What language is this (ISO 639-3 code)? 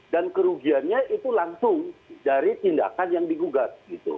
ind